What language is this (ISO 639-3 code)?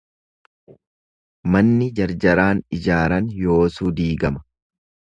orm